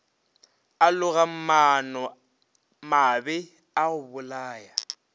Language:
Northern Sotho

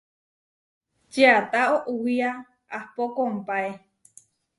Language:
Huarijio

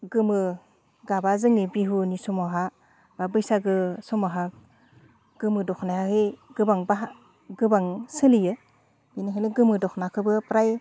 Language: Bodo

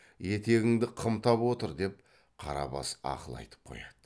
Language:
Kazakh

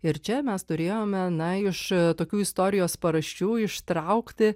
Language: Lithuanian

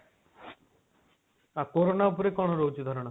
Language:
Odia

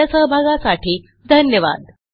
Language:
Marathi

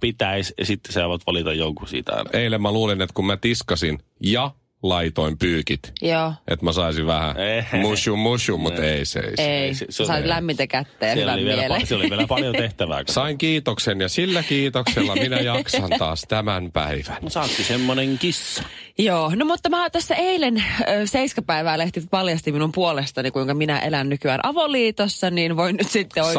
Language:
Finnish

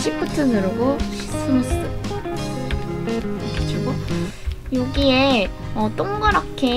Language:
Korean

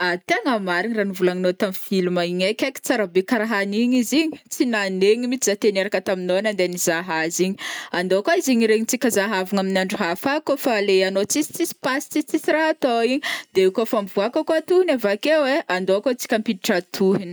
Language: Northern Betsimisaraka Malagasy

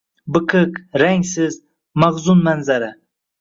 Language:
Uzbek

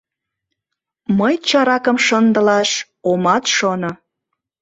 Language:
Mari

